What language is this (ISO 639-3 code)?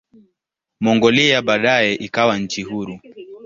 swa